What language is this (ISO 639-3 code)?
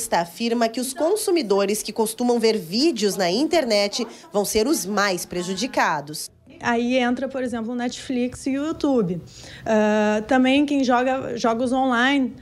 por